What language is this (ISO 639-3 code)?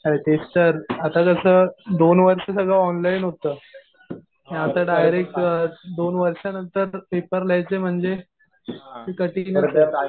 mar